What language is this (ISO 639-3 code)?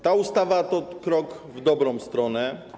pol